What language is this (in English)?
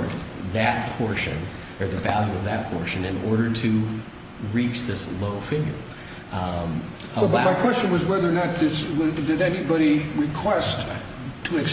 English